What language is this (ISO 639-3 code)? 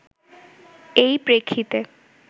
ben